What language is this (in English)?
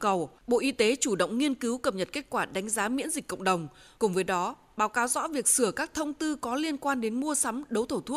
Vietnamese